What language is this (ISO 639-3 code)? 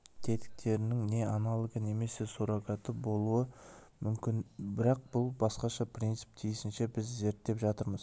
kaz